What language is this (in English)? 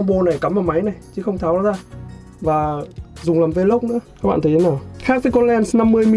Vietnamese